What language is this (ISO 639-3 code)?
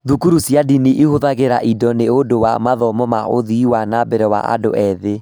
kik